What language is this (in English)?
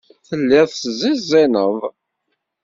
Kabyle